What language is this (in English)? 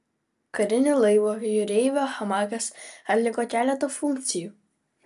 Lithuanian